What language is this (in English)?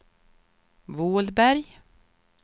Swedish